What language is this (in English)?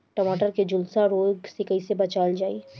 Bhojpuri